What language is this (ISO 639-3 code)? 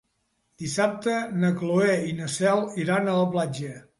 cat